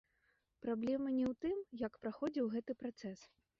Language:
Belarusian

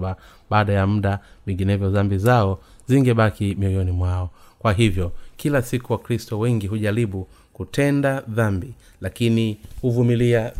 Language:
Swahili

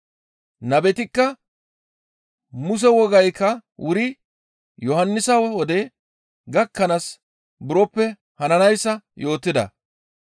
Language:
Gamo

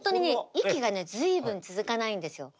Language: Japanese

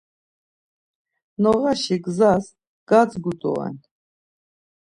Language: Laz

